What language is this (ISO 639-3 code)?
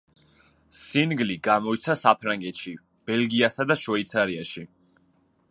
kat